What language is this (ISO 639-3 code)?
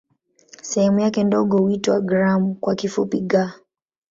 swa